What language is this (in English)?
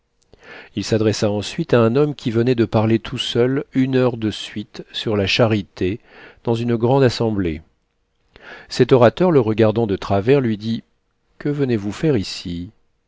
French